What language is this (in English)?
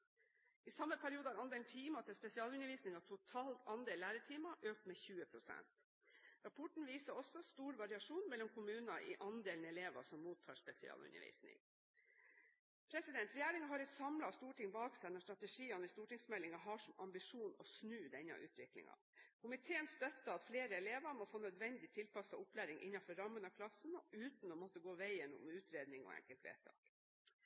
Norwegian Bokmål